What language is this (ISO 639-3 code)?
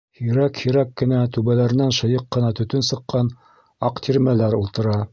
bak